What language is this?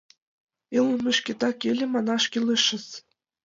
Mari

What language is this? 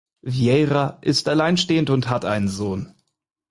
German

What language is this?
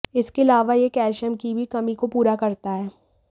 Hindi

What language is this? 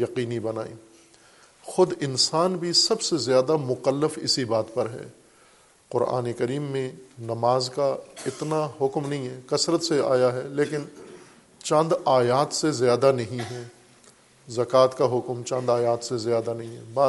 Urdu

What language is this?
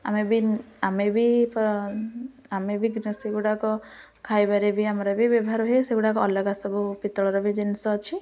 Odia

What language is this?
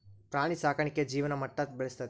Kannada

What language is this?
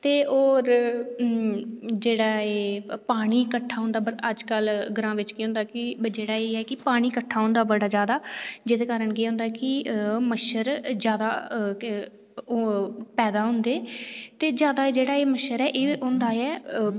Dogri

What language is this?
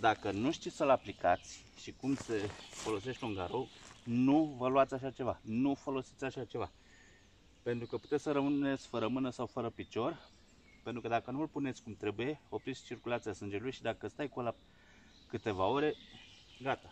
Romanian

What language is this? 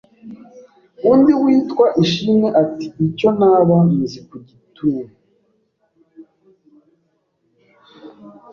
Kinyarwanda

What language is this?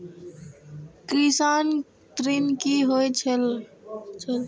Maithili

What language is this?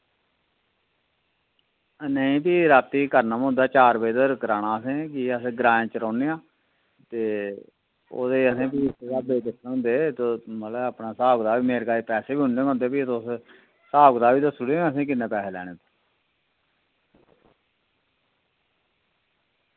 Dogri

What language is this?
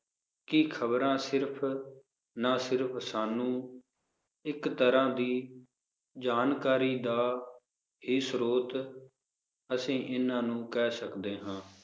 Punjabi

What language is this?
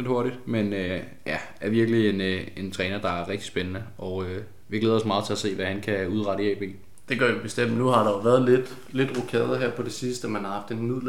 Danish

